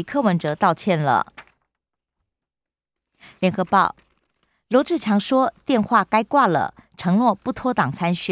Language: Chinese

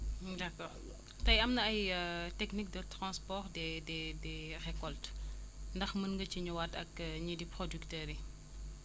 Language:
Wolof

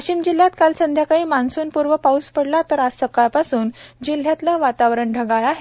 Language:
Marathi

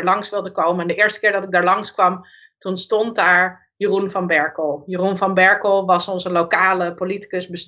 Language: Dutch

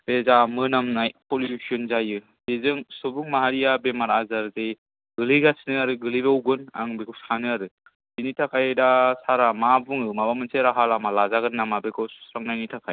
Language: Bodo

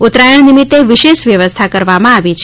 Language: Gujarati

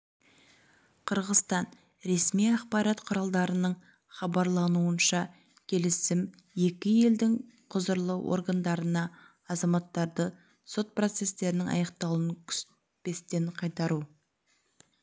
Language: Kazakh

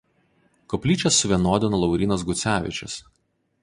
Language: Lithuanian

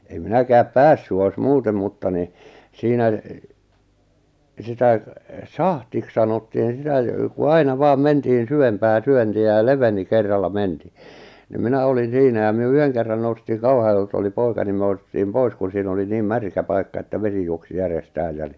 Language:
Finnish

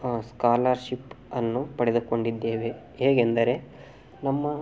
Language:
Kannada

